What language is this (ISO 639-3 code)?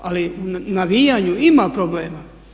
hrv